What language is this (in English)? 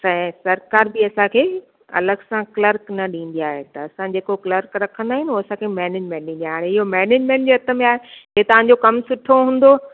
Sindhi